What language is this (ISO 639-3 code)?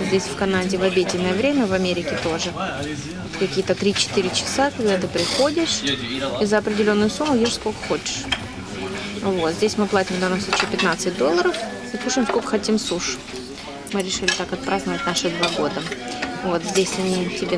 rus